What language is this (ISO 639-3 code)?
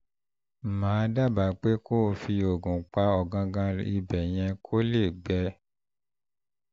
yor